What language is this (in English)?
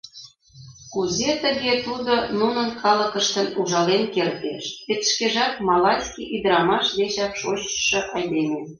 Mari